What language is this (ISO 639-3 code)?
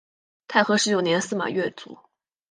zho